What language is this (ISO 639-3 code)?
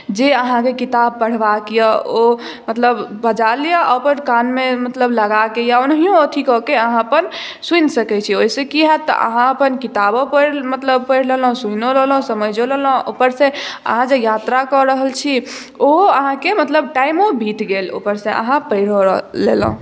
mai